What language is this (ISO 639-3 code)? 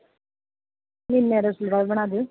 pan